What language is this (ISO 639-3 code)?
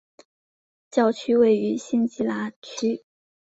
zho